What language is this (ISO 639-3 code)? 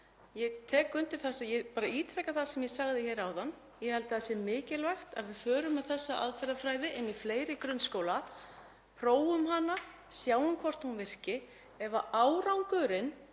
isl